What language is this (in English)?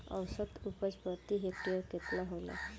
Bhojpuri